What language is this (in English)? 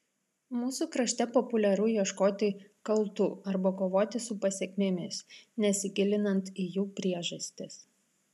Lithuanian